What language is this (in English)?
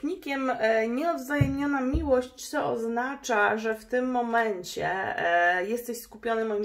Polish